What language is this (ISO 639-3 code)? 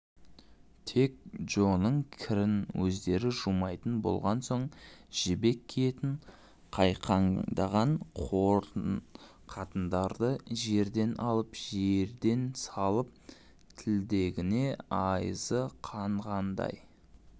kaz